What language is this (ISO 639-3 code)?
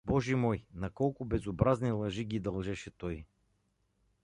bul